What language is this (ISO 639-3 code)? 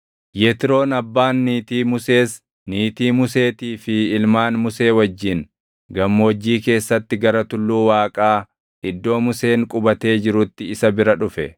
orm